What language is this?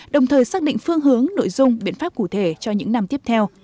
Vietnamese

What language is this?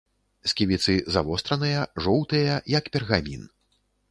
Belarusian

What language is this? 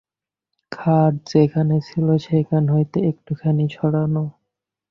Bangla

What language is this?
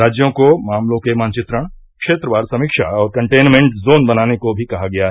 Hindi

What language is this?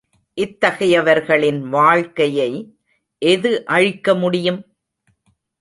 Tamil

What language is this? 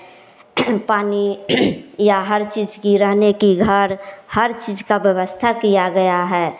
Hindi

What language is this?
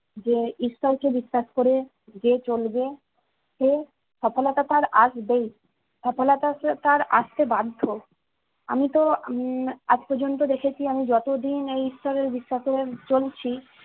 Bangla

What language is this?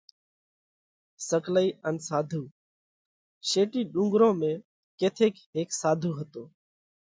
Parkari Koli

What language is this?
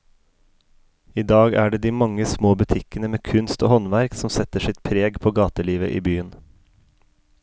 Norwegian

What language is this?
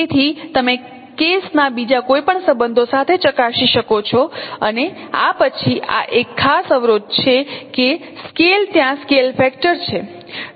Gujarati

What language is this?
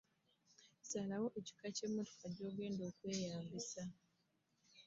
Ganda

